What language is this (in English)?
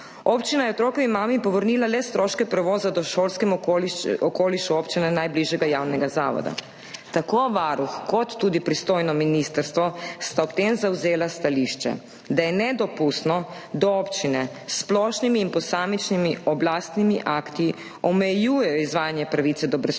Slovenian